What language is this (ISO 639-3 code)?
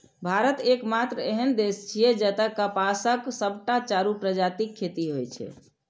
mai